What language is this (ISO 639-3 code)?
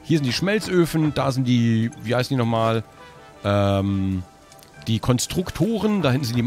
deu